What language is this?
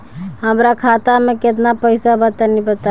Bhojpuri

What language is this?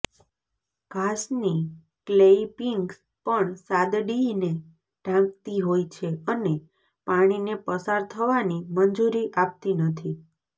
Gujarati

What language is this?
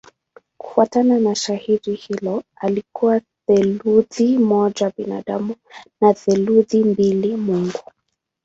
Swahili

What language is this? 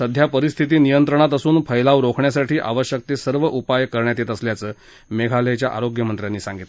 Marathi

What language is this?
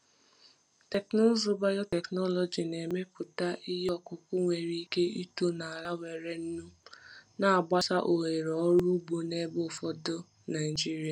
Igbo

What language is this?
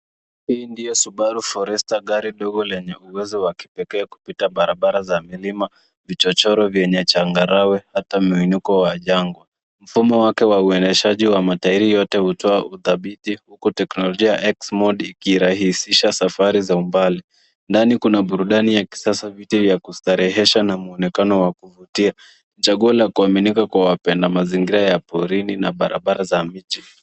Swahili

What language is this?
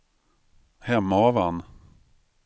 Swedish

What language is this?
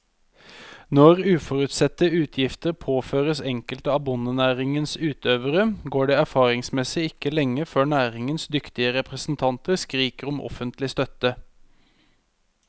Norwegian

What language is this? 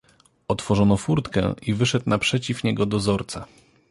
Polish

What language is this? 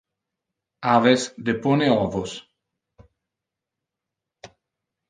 Interlingua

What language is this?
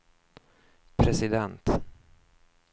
Swedish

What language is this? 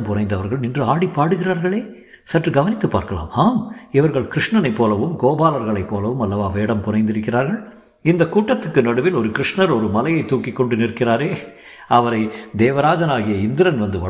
Tamil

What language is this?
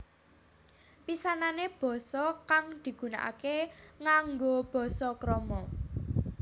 Javanese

